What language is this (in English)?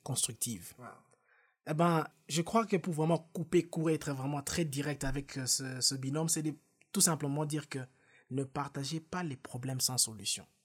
French